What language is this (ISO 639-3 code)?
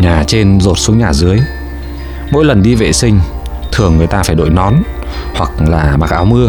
vie